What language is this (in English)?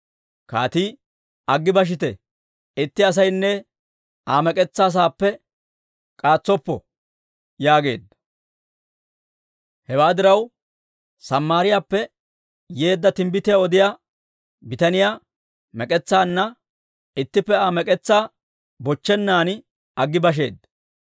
Dawro